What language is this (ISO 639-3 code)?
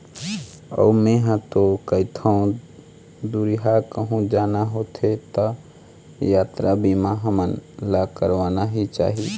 hne